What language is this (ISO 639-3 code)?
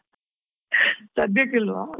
kan